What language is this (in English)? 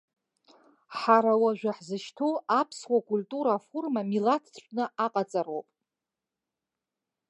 Abkhazian